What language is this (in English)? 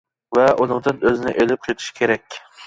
Uyghur